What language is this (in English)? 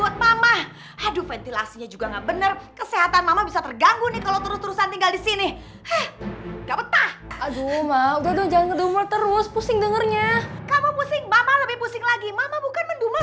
Indonesian